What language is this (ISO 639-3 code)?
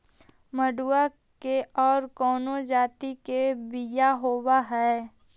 mag